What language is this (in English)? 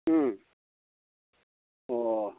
Manipuri